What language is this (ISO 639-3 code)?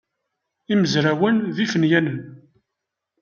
kab